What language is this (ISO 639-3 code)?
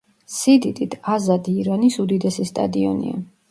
kat